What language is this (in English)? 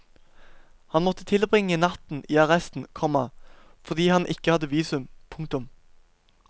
Norwegian